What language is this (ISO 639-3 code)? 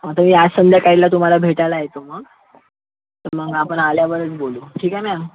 mar